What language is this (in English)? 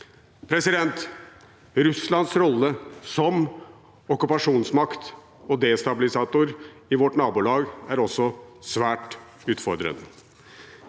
Norwegian